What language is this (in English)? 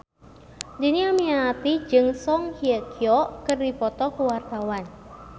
Sundanese